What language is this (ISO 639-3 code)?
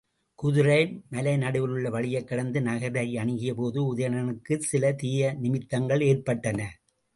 tam